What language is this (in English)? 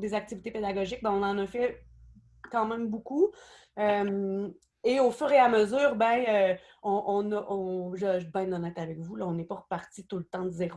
French